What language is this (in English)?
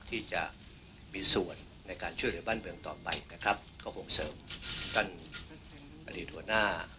Thai